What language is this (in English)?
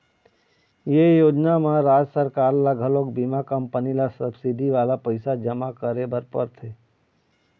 Chhattisgarhi